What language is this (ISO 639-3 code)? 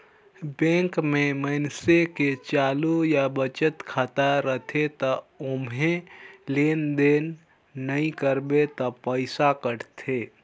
hne